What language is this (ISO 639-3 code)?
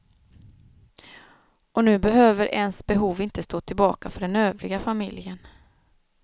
swe